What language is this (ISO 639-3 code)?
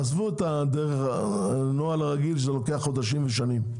heb